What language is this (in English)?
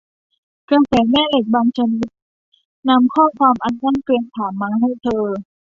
Thai